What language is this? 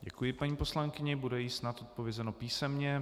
Czech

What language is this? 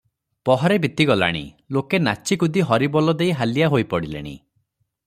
Odia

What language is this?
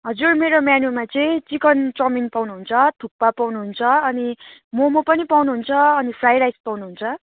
Nepali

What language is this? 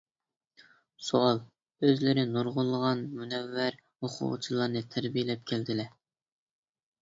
Uyghur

